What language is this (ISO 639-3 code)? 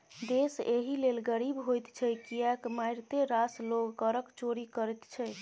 mai